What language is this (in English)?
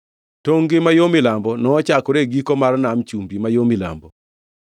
Luo (Kenya and Tanzania)